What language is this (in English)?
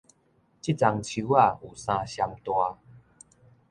Min Nan Chinese